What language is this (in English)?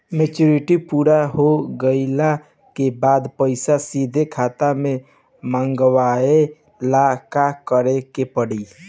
Bhojpuri